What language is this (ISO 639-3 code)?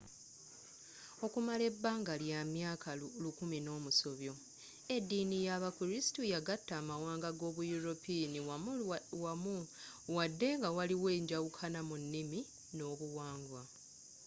lug